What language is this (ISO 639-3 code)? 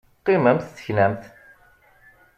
kab